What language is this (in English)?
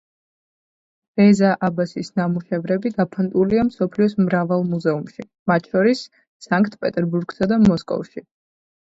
Georgian